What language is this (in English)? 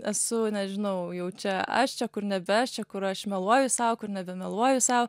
Lithuanian